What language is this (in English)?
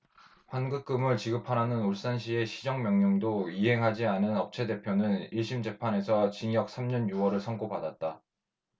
Korean